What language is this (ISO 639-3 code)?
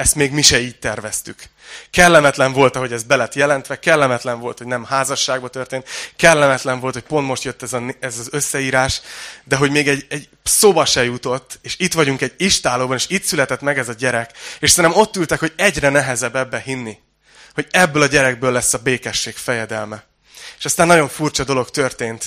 hun